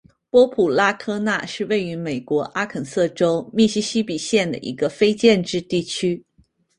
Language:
Chinese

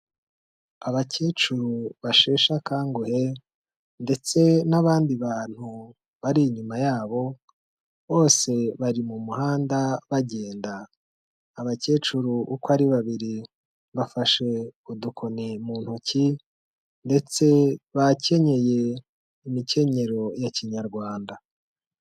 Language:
Kinyarwanda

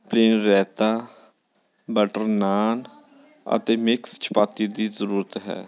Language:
Punjabi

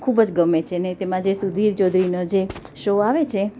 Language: Gujarati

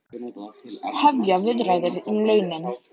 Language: Icelandic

